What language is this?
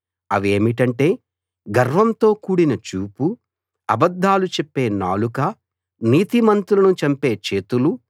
Telugu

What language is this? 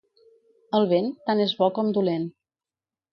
Catalan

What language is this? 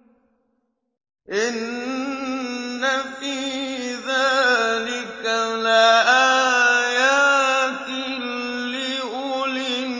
Arabic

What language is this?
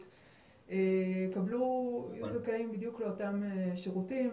Hebrew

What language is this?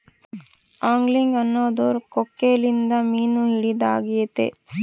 Kannada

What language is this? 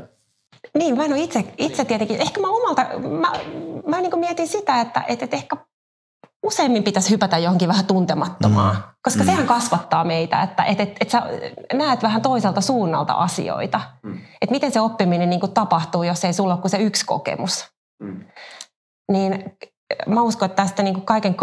Finnish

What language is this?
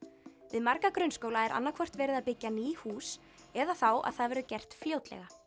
Icelandic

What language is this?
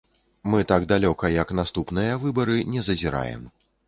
Belarusian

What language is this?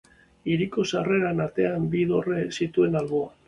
Basque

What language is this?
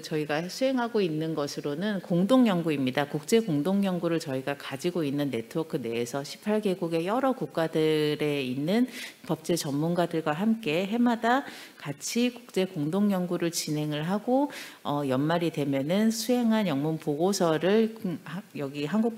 Korean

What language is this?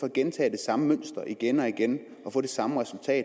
Danish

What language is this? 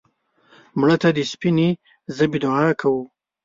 Pashto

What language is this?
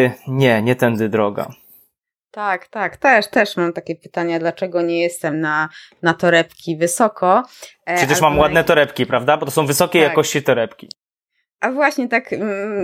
Polish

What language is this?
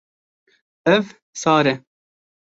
Kurdish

